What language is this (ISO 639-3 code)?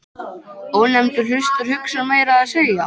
isl